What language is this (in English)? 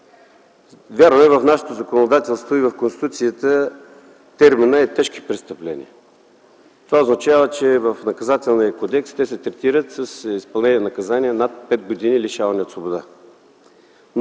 Bulgarian